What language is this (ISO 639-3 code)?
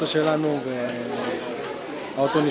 ind